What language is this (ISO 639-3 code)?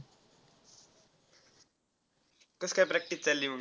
mar